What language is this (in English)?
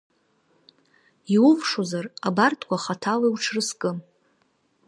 Abkhazian